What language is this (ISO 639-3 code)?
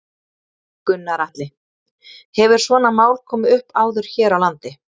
isl